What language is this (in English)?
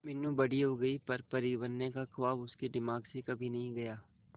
Hindi